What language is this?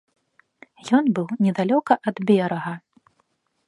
Belarusian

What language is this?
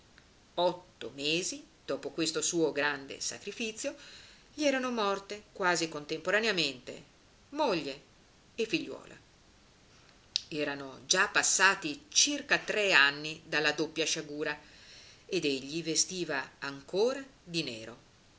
Italian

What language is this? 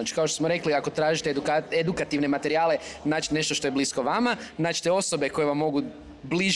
Croatian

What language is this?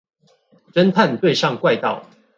Chinese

